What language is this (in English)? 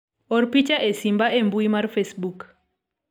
Luo (Kenya and Tanzania)